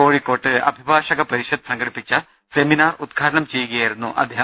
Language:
Malayalam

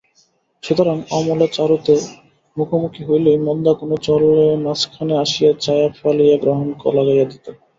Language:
Bangla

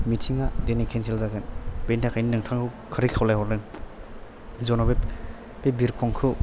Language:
Bodo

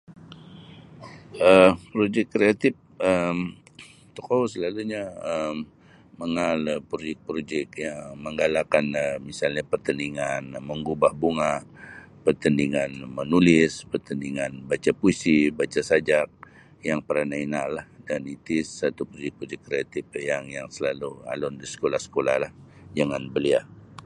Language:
Sabah Bisaya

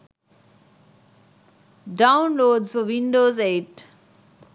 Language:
Sinhala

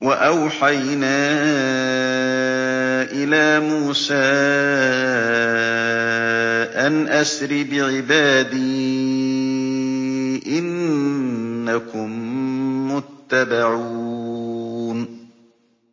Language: Arabic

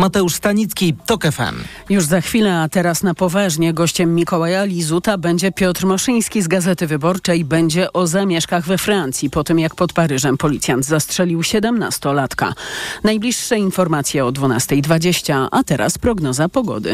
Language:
Polish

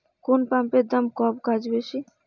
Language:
Bangla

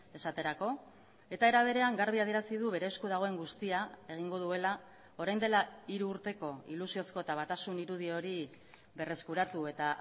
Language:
Basque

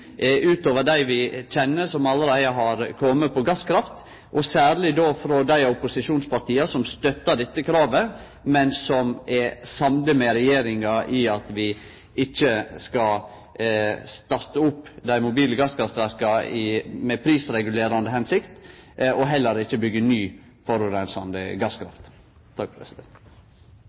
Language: Norwegian Nynorsk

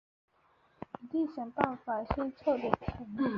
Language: Chinese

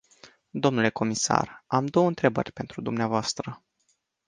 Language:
Romanian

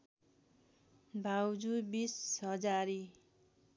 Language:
Nepali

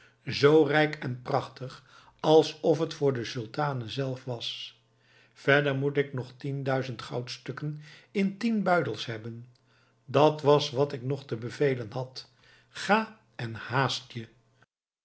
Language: Dutch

